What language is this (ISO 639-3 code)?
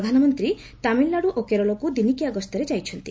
ori